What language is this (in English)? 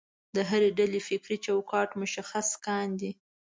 Pashto